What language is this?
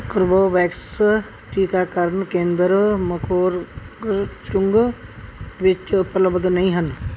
Punjabi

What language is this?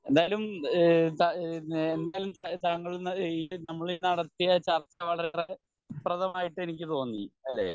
Malayalam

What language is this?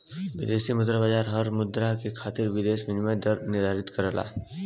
Bhojpuri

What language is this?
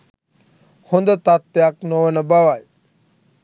Sinhala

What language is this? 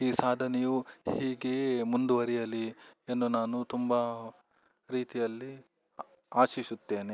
Kannada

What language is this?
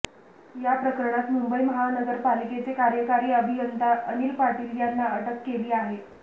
Marathi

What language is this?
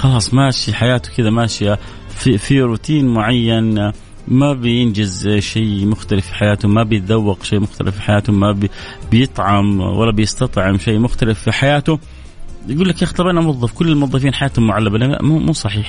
Arabic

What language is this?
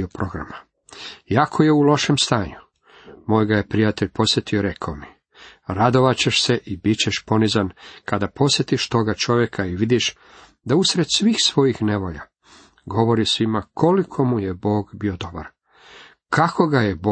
Croatian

